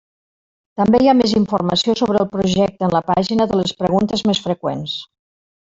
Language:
Catalan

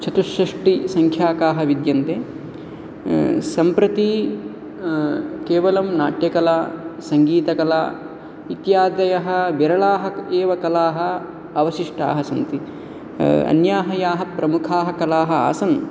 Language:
Sanskrit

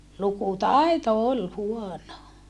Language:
Finnish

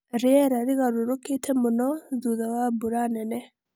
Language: Kikuyu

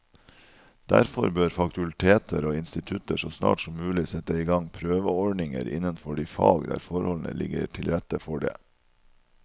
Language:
Norwegian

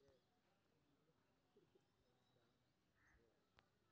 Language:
Maithili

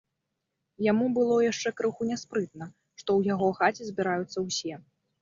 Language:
Belarusian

